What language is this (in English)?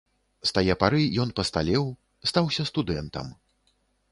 Belarusian